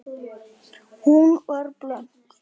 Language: Icelandic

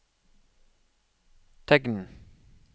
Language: Norwegian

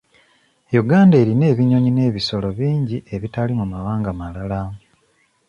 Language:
Ganda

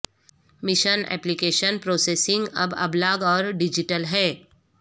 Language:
Urdu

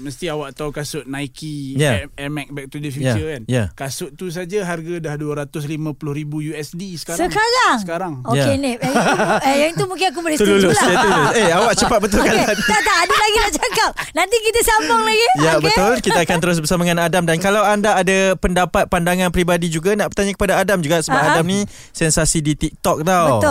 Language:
Malay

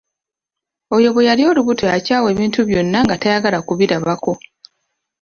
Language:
Ganda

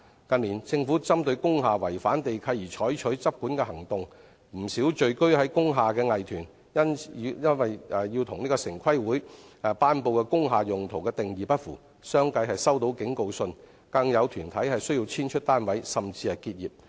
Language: Cantonese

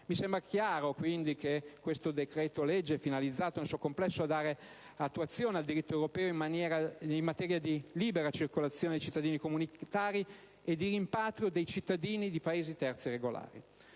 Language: Italian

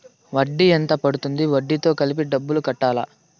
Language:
Telugu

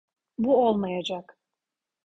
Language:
Turkish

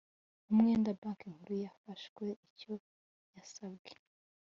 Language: Kinyarwanda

